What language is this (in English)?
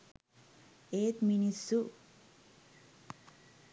Sinhala